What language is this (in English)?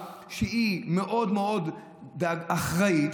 Hebrew